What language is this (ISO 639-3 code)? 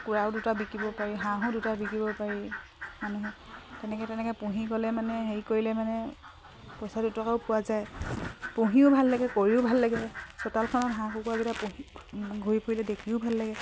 asm